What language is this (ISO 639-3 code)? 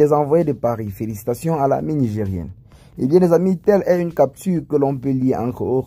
fra